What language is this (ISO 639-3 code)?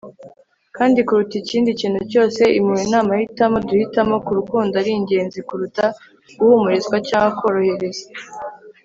kin